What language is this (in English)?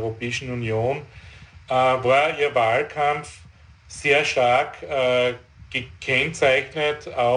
German